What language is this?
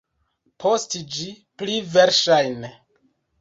Esperanto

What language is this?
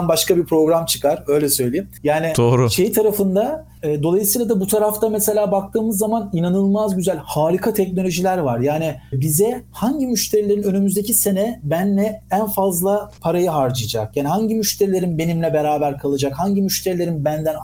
Turkish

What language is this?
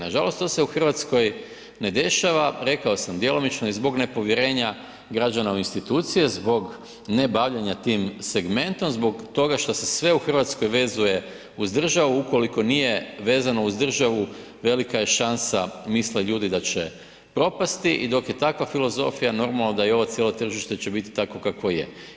Croatian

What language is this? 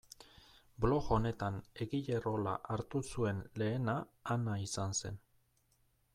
Basque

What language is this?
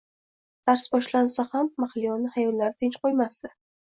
Uzbek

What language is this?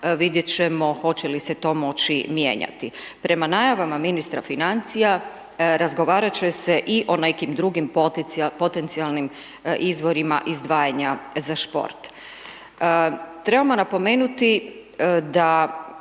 Croatian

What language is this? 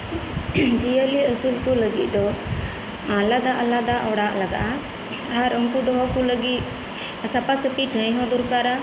Santali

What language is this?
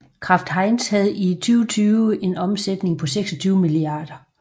Danish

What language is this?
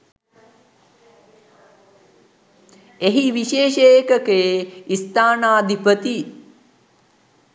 Sinhala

